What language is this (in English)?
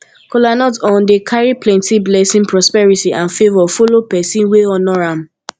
Nigerian Pidgin